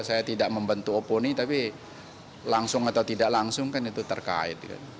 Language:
Indonesian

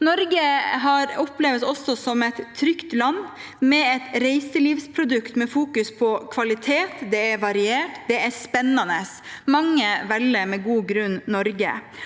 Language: Norwegian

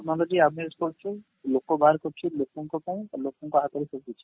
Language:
Odia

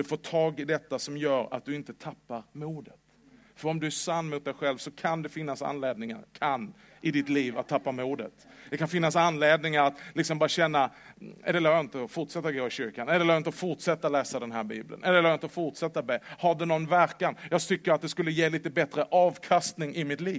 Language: Swedish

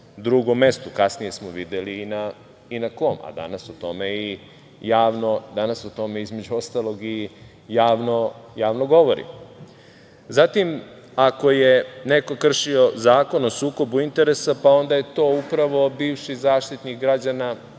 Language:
Serbian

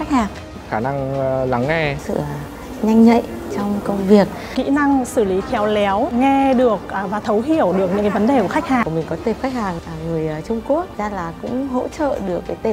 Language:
Vietnamese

